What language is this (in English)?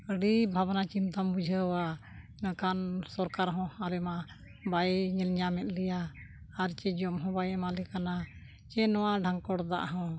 Santali